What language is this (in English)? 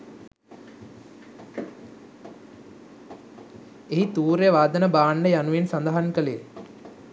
Sinhala